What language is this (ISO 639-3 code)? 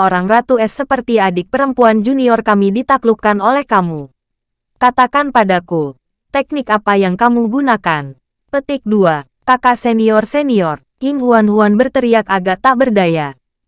ind